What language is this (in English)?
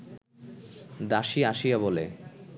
Bangla